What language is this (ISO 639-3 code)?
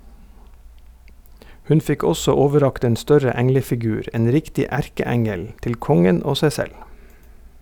nor